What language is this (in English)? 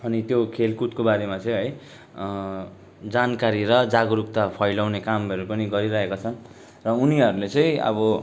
Nepali